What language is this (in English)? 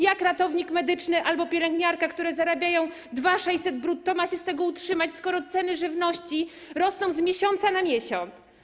Polish